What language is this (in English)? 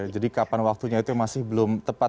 Indonesian